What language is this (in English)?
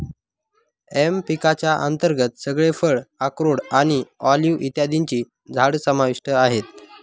Marathi